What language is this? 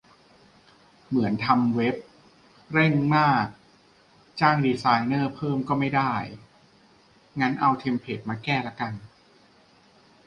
Thai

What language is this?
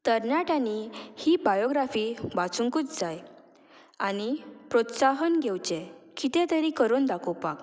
Konkani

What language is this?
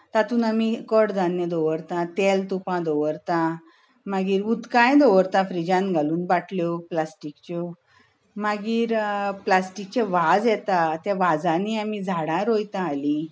Konkani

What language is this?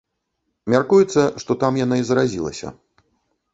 Belarusian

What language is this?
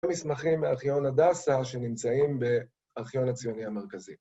Hebrew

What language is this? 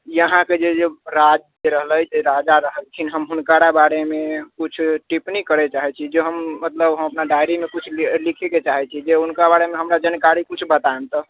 Maithili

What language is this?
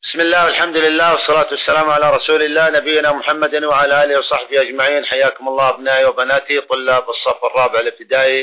Arabic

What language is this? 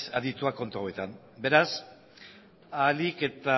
Basque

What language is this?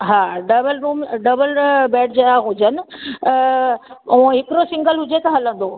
Sindhi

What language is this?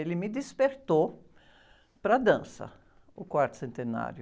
Portuguese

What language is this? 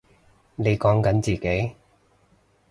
Cantonese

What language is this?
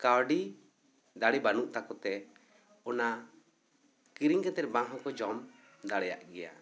Santali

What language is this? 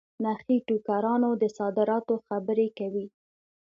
Pashto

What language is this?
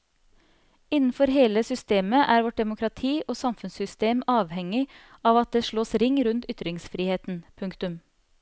Norwegian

